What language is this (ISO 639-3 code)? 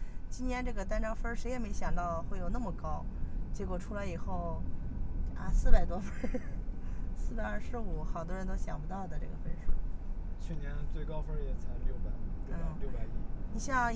zho